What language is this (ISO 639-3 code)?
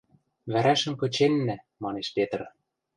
mrj